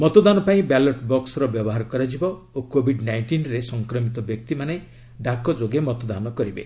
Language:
Odia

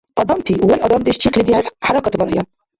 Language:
Dargwa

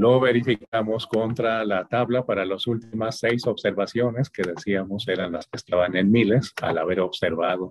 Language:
Spanish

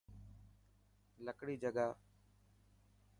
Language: Dhatki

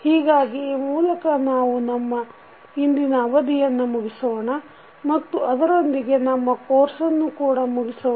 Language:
Kannada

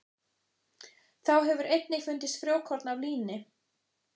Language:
Icelandic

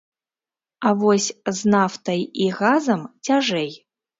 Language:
Belarusian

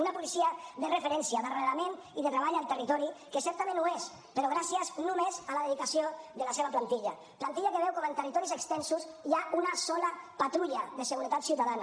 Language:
Catalan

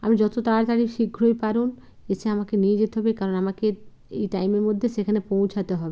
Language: Bangla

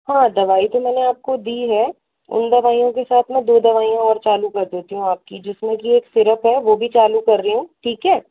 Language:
Hindi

